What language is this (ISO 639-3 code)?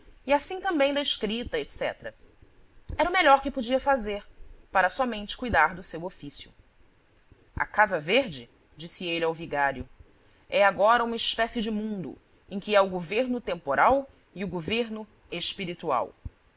por